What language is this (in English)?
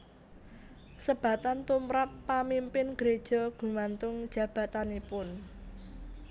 Javanese